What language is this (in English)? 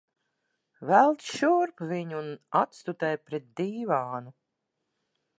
Latvian